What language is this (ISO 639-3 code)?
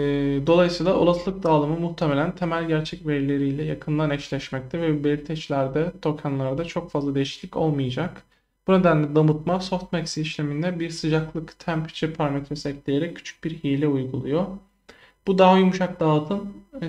tur